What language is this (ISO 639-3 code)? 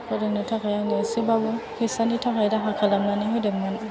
brx